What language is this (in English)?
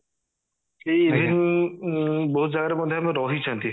Odia